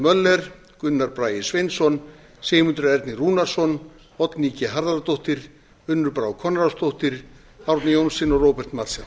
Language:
Icelandic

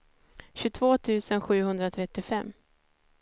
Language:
Swedish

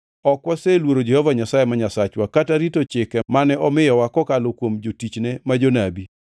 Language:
Luo (Kenya and Tanzania)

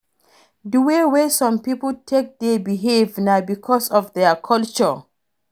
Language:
Nigerian Pidgin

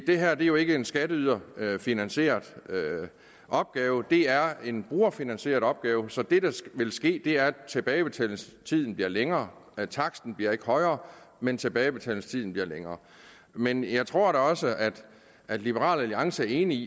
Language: Danish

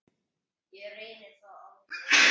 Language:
Icelandic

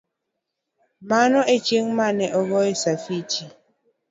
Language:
Luo (Kenya and Tanzania)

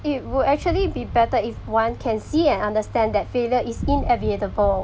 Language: English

